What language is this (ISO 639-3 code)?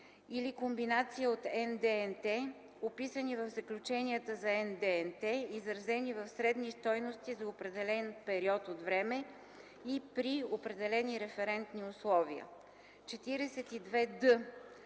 bul